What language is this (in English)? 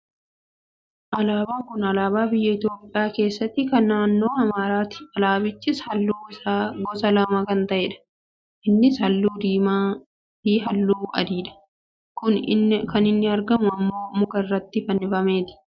Oromo